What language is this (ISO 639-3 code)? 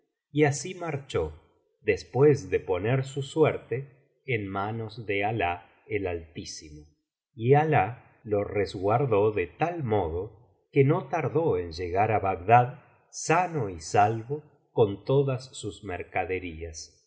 spa